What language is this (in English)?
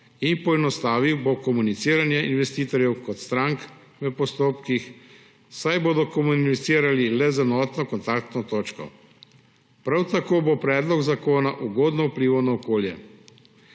Slovenian